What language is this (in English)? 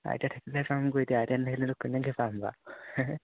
Assamese